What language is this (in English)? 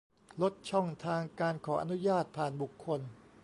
Thai